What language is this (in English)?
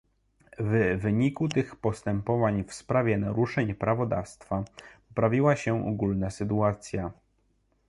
Polish